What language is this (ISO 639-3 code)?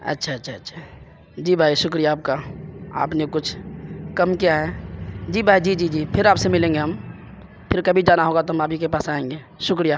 urd